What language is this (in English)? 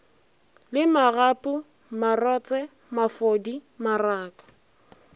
Northern Sotho